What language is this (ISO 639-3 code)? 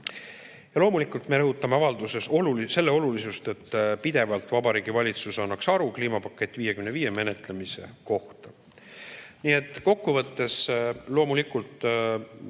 est